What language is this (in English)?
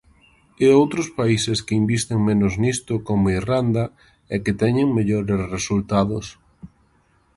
Galician